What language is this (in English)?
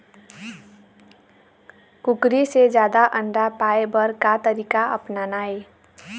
Chhattisgarhi